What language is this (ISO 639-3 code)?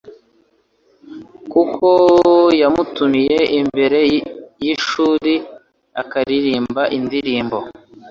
kin